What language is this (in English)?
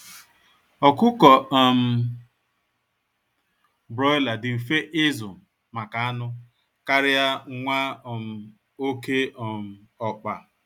Igbo